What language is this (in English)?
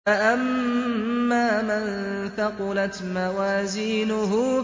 Arabic